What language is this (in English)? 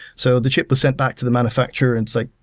English